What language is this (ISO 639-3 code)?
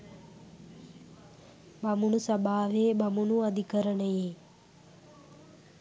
sin